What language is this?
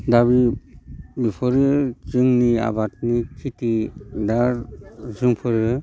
Bodo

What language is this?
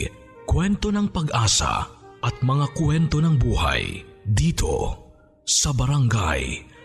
Filipino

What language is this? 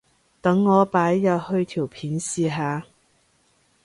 Cantonese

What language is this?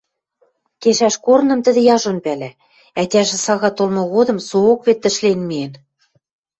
Western Mari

